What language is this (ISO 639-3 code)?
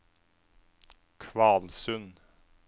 nor